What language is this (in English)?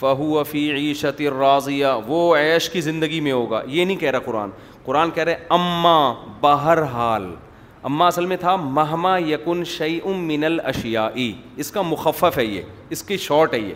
Urdu